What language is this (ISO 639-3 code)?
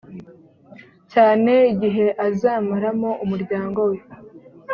kin